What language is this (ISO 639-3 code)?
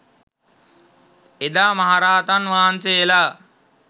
sin